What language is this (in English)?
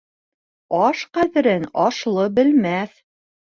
Bashkir